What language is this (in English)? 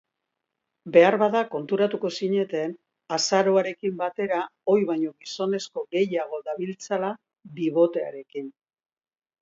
Basque